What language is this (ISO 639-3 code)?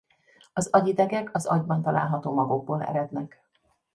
hun